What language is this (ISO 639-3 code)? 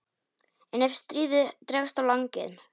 isl